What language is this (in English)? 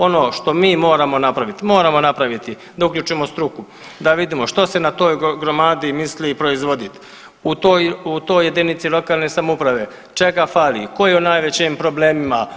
Croatian